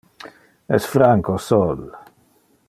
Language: Interlingua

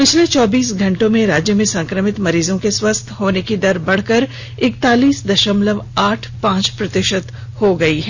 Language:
Hindi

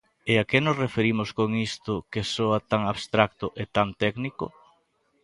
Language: Galician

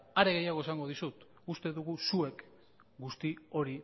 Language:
Basque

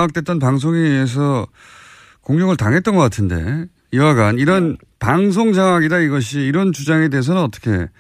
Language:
Korean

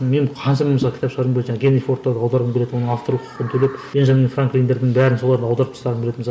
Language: Kazakh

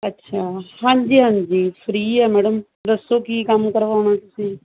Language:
Punjabi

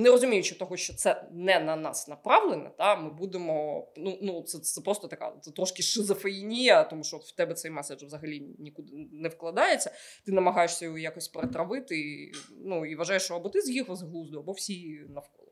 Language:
Ukrainian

